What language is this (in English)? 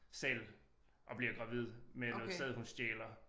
Danish